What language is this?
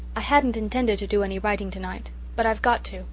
English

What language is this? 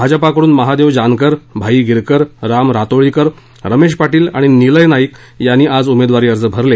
Marathi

